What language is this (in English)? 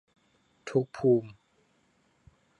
Thai